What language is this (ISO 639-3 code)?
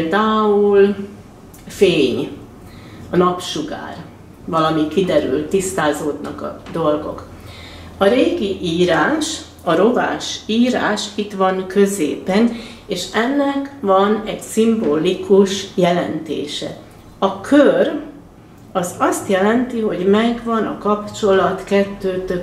hun